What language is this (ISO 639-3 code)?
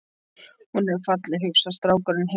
isl